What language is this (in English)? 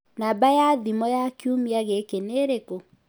Kikuyu